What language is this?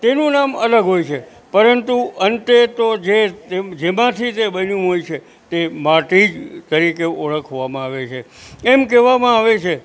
Gujarati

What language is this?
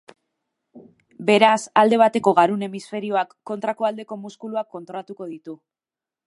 Basque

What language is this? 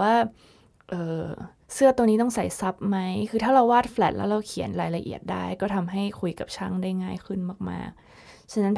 Thai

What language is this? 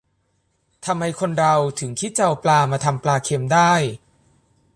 Thai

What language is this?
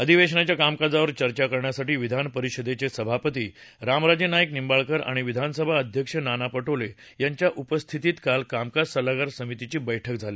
Marathi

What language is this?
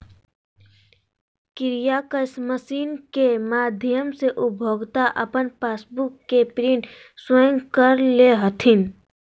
Magahi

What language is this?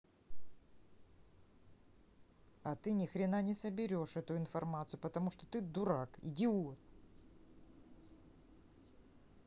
Russian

